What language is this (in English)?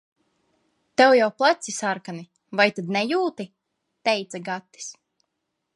Latvian